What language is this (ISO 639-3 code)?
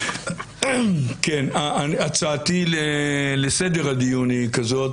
heb